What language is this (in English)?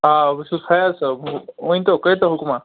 Kashmiri